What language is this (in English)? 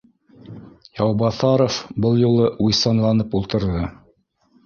Bashkir